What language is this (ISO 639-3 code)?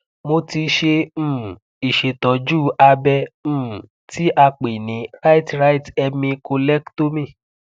yor